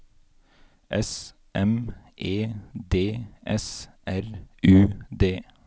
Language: Norwegian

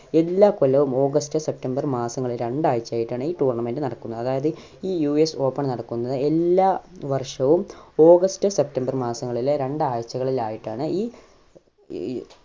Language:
Malayalam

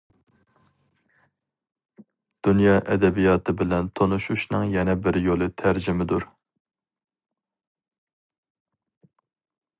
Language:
Uyghur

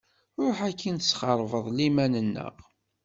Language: Kabyle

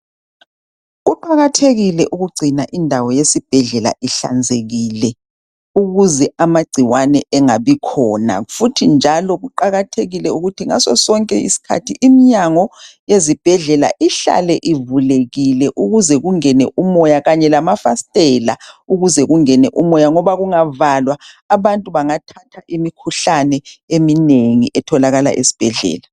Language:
North Ndebele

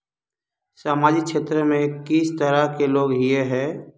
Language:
Magahi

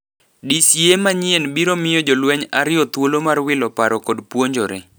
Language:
Luo (Kenya and Tanzania)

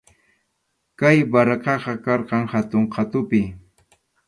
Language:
Arequipa-La Unión Quechua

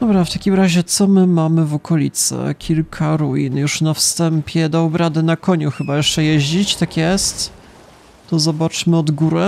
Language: Polish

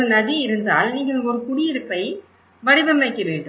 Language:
Tamil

